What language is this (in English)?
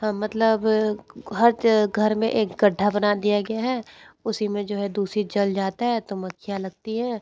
Hindi